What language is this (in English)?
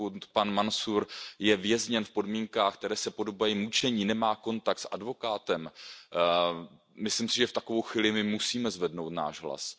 Czech